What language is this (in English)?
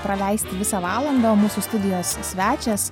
Lithuanian